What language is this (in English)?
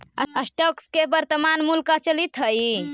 Magahi